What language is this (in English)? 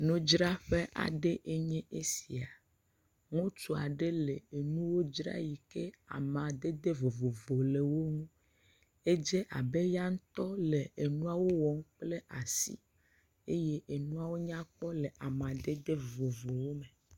Ewe